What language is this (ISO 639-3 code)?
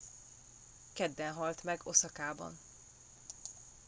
hun